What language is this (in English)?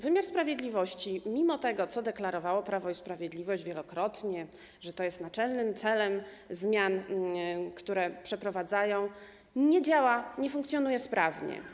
Polish